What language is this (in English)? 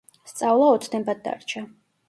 Georgian